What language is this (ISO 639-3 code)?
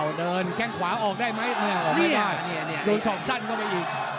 tha